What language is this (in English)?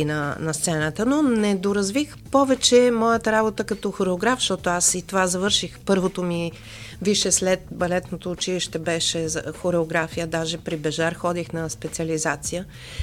Bulgarian